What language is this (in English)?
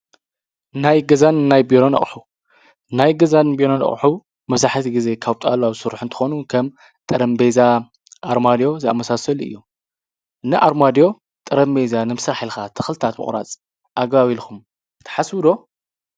Tigrinya